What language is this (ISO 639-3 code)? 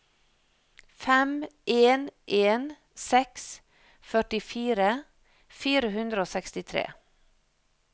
nor